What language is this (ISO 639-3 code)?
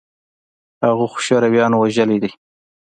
pus